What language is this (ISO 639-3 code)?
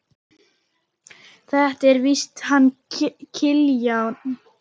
isl